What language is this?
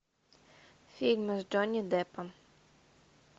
Russian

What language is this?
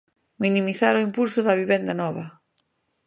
Galician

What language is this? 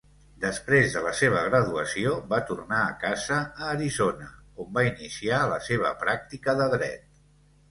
Catalan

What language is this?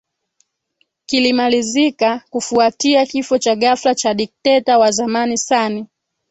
Swahili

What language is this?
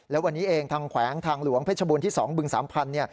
Thai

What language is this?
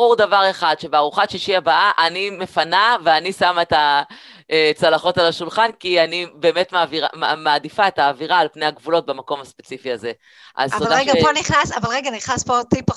Hebrew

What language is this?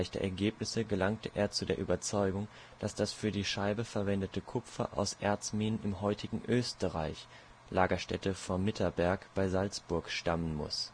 German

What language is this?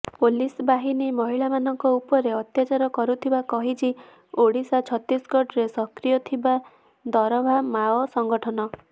Odia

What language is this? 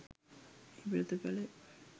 Sinhala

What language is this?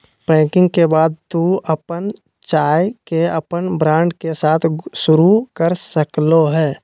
Magahi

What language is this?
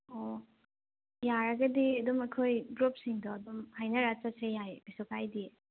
Manipuri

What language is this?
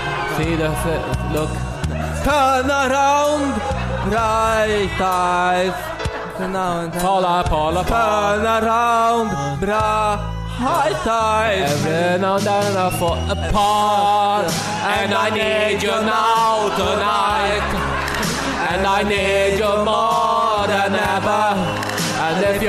Swedish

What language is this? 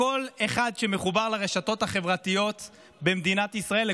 Hebrew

